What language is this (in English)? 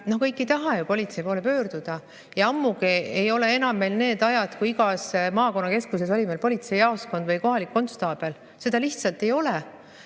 Estonian